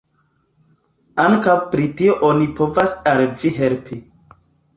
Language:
Esperanto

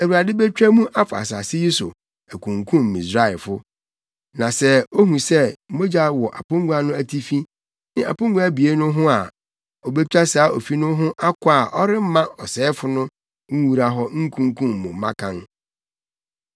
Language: Akan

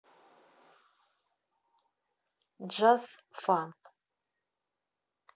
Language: Russian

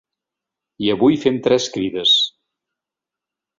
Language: Catalan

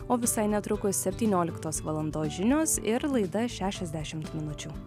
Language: Lithuanian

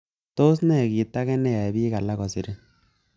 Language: Kalenjin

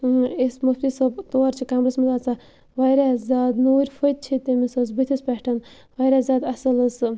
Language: Kashmiri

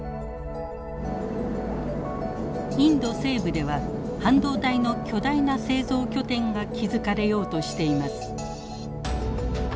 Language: Japanese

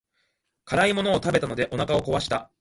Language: Japanese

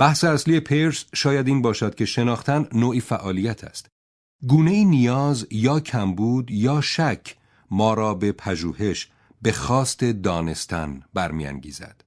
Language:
Persian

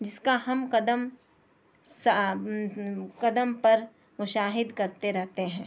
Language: Urdu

